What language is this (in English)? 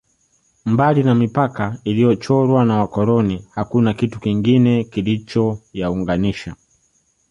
Swahili